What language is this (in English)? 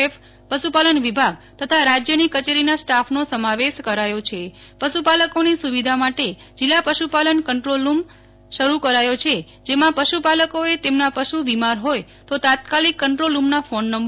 Gujarati